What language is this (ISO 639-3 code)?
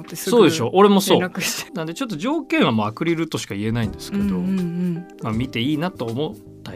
jpn